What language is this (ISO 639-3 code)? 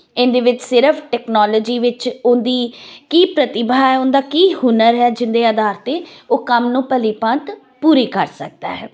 pan